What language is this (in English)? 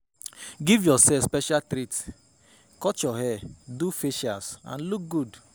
Nigerian Pidgin